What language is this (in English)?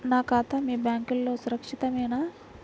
Telugu